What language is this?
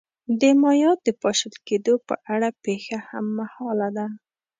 Pashto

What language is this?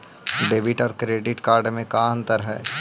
Magahi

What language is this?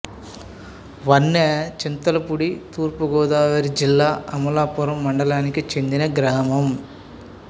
Telugu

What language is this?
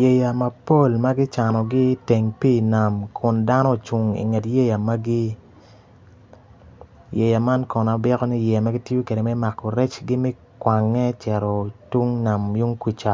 Acoli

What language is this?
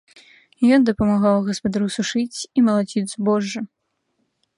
Belarusian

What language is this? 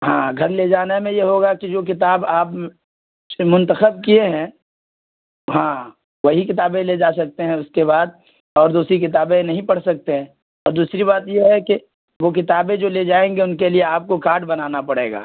Urdu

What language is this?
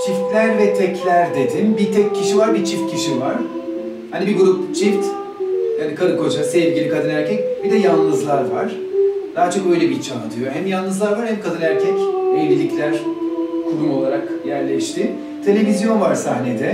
Turkish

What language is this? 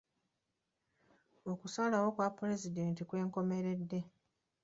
Ganda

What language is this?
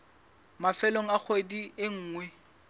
Southern Sotho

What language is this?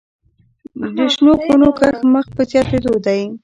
Pashto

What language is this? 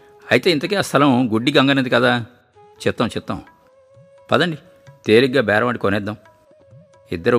Telugu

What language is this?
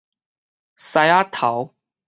Min Nan Chinese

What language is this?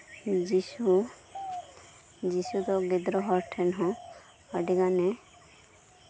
Santali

